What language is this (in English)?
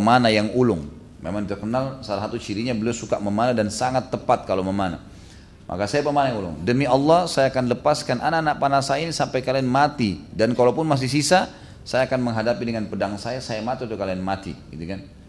Indonesian